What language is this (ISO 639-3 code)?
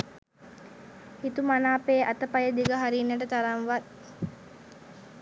sin